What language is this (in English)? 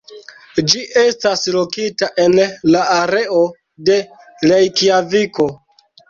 Esperanto